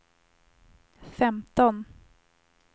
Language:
Swedish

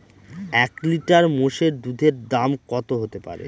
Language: Bangla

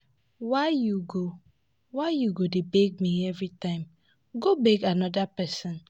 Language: Nigerian Pidgin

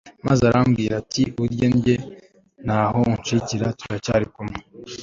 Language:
Kinyarwanda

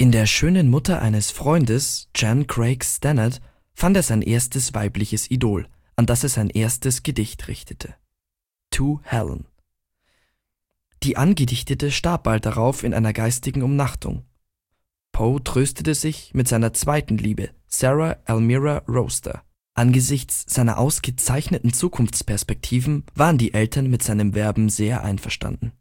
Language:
German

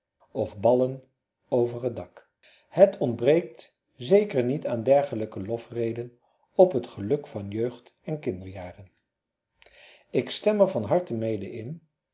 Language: Dutch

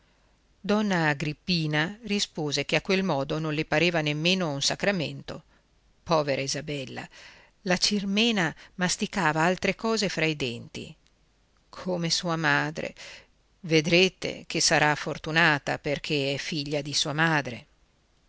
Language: Italian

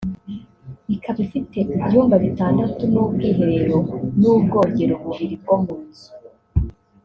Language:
Kinyarwanda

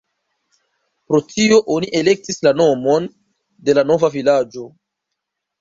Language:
Esperanto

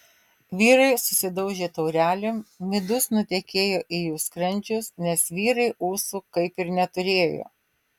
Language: Lithuanian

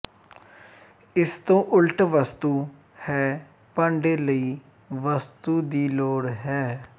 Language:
Punjabi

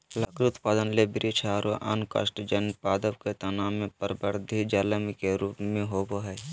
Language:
Magahi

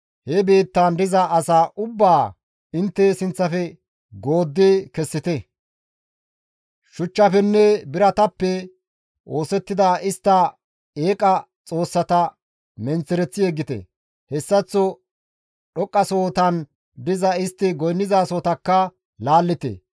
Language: Gamo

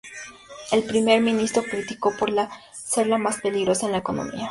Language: Spanish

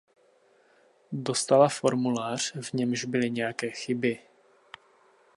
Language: Czech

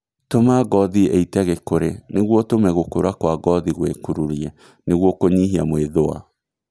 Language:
Kikuyu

